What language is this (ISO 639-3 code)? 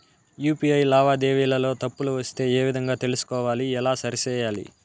tel